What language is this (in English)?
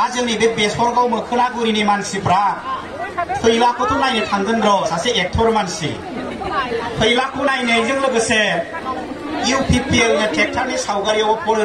Romanian